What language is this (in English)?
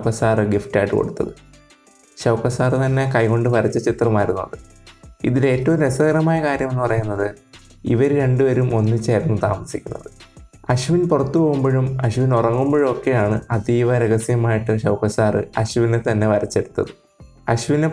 Malayalam